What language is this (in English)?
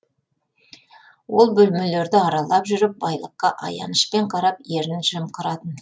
Kazakh